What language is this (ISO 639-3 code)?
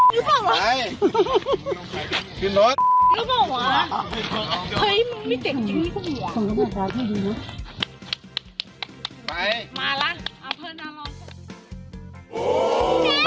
tha